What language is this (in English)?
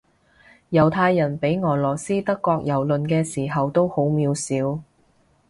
Cantonese